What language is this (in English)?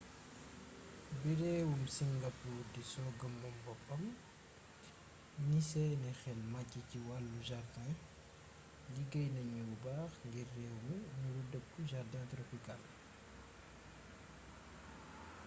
Wolof